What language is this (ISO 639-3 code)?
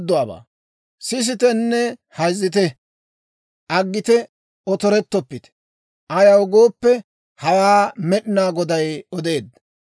dwr